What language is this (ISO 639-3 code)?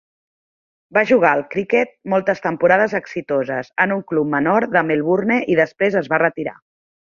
cat